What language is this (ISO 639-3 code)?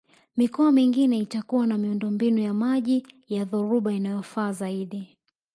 swa